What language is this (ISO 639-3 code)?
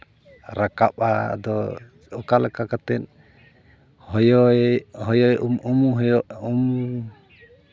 sat